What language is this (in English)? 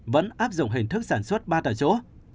Vietnamese